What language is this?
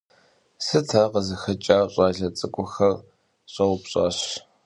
Kabardian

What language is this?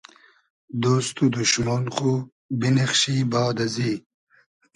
Hazaragi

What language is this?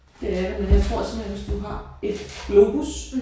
Danish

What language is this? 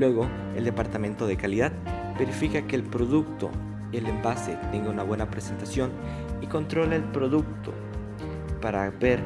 Spanish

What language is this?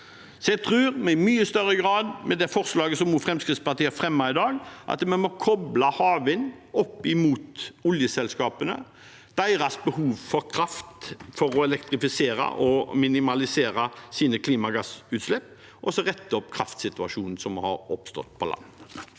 Norwegian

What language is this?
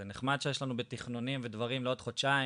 Hebrew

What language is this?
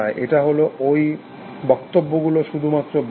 Bangla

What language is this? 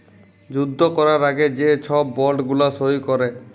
Bangla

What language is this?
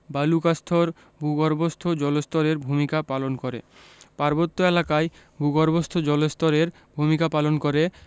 Bangla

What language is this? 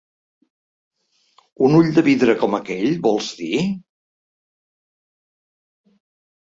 Catalan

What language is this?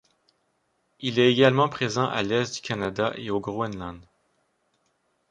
French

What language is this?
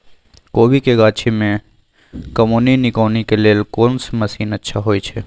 Maithili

